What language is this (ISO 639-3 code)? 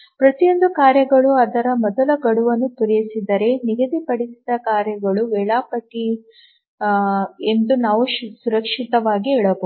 kan